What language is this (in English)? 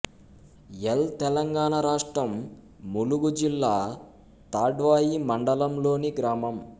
Telugu